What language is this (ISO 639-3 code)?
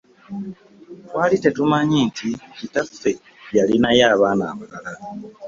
lug